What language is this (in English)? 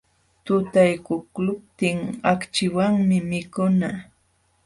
Jauja Wanca Quechua